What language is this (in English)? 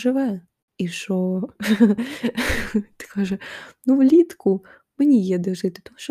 Ukrainian